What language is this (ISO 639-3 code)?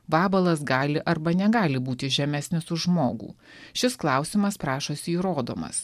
lit